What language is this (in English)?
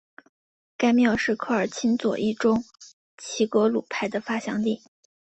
Chinese